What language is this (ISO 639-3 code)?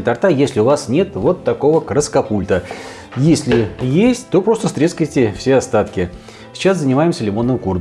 rus